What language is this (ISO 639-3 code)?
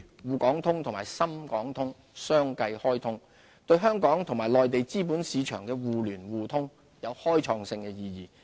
yue